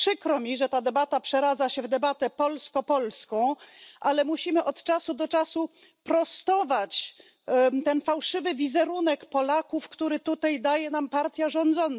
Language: Polish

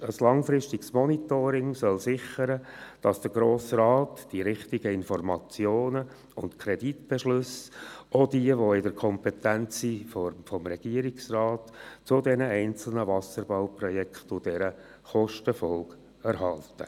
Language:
Swiss German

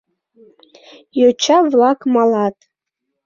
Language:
Mari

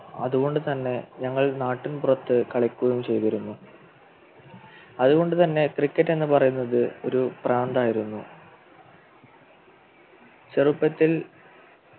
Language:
Malayalam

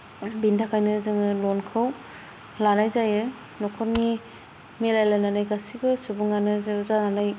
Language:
Bodo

